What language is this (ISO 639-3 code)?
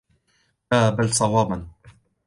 ara